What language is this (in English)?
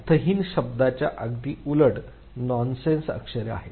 Marathi